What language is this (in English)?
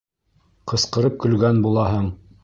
Bashkir